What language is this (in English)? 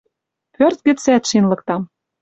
Western Mari